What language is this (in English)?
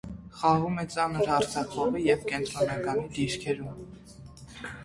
Armenian